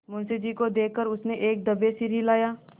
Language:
Hindi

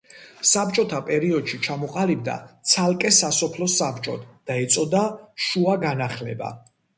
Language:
Georgian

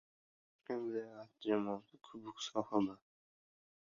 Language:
Uzbek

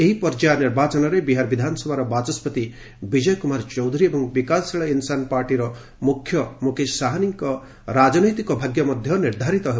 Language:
Odia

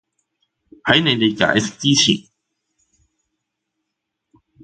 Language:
Cantonese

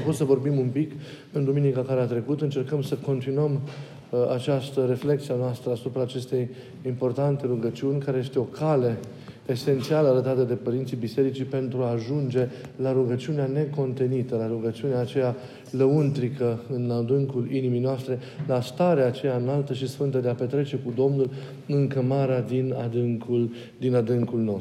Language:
Romanian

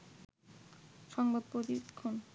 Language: Bangla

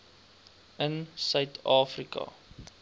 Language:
Afrikaans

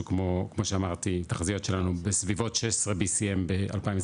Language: Hebrew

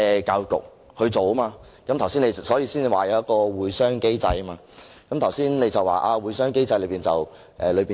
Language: Cantonese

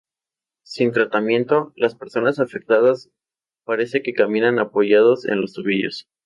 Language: Spanish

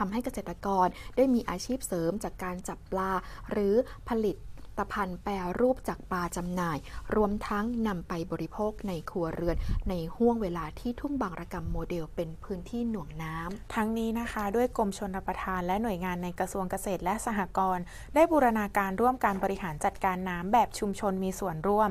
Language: Thai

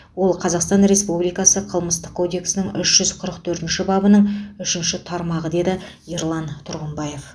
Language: Kazakh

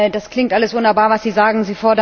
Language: German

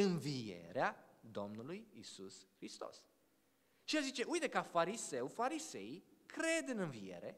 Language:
Romanian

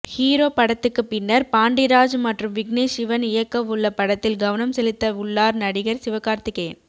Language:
Tamil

